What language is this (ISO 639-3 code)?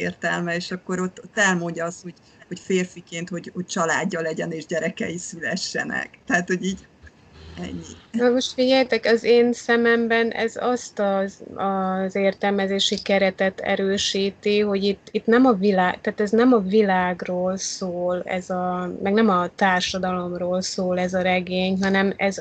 hun